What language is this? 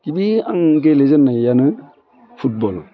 Bodo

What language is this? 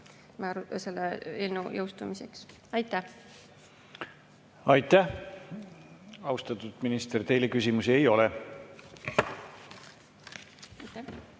Estonian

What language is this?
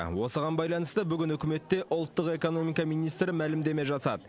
Kazakh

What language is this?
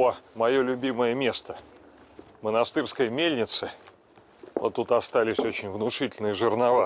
Russian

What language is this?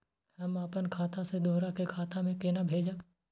Maithili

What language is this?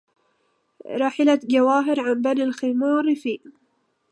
Arabic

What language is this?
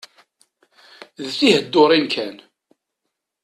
Kabyle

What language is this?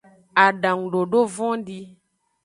Aja (Benin)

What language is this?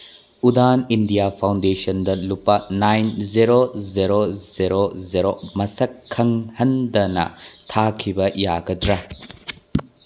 Manipuri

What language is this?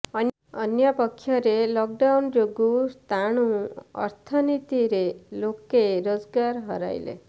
Odia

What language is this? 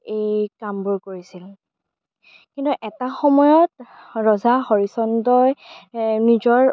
Assamese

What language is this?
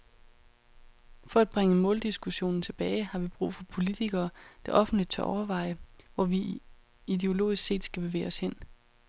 Danish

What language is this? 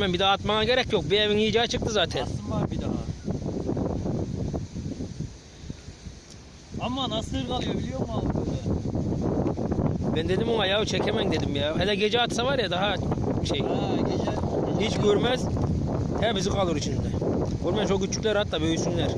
Turkish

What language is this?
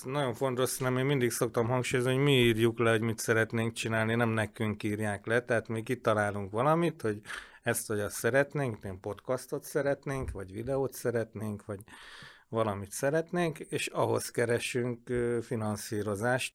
Hungarian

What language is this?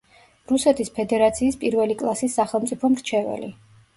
Georgian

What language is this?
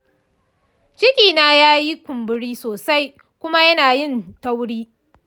Hausa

